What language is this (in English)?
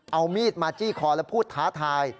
Thai